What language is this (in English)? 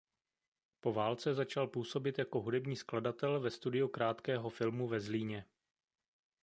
Czech